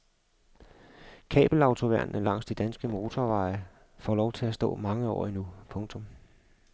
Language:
Danish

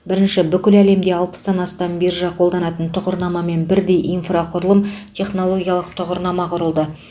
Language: Kazakh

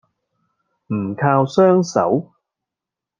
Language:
Cantonese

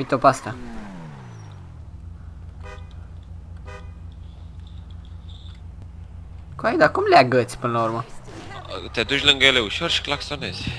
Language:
Romanian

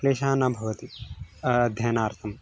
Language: Sanskrit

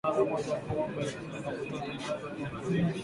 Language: Swahili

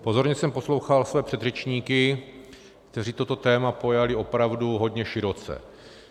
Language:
Czech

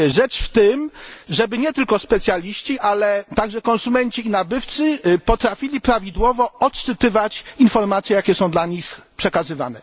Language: Polish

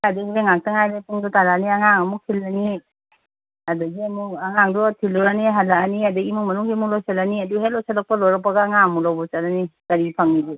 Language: Manipuri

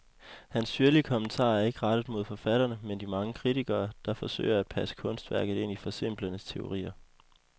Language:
Danish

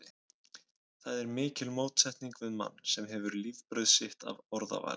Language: Icelandic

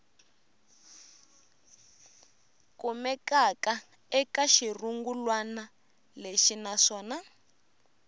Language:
Tsonga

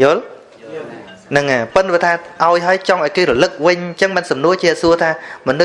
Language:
Vietnamese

